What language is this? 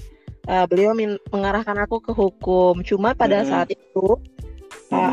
Indonesian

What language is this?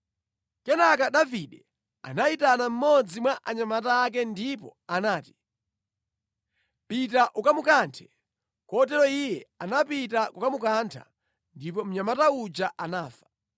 Nyanja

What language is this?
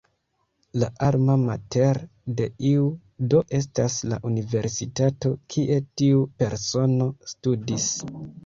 Esperanto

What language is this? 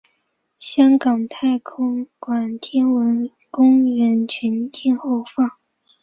Chinese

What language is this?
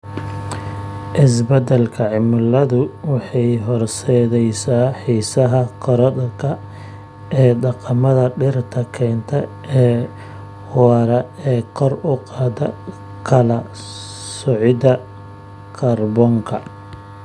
Somali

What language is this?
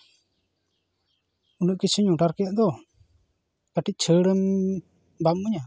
Santali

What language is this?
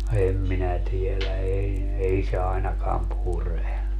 Finnish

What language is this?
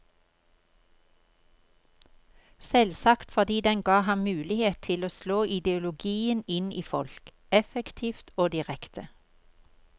Norwegian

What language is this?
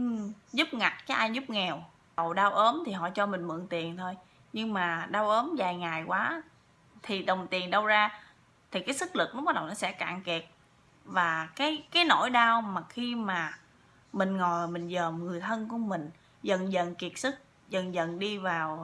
Vietnamese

